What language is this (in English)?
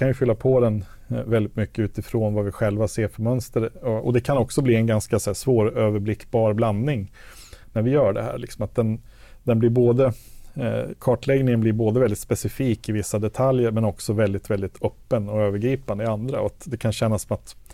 Swedish